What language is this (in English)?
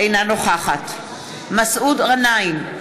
Hebrew